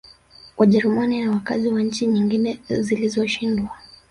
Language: Swahili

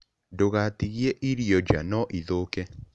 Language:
Kikuyu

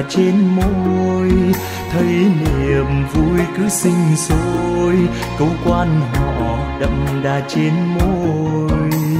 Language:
Vietnamese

